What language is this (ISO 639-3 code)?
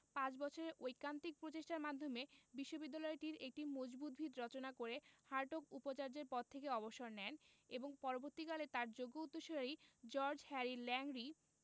ben